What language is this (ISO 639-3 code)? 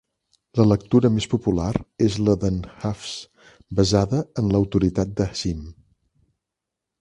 cat